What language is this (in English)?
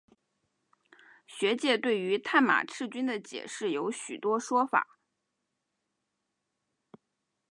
Chinese